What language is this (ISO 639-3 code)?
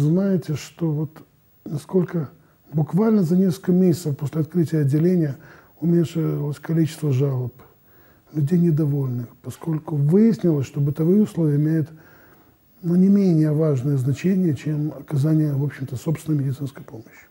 rus